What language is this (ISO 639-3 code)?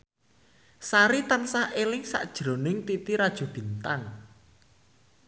jav